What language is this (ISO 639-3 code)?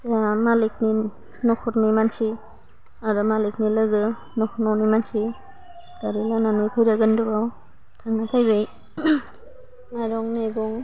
brx